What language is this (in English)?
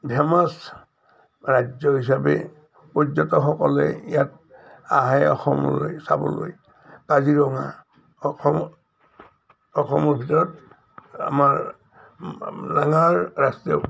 Assamese